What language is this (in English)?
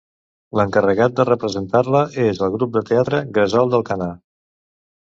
Catalan